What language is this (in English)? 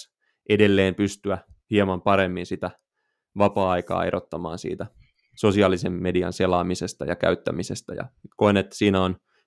Finnish